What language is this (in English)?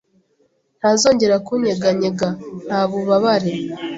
Kinyarwanda